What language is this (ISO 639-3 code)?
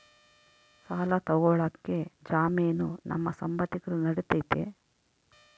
kan